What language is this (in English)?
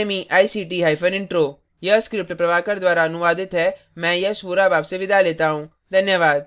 Hindi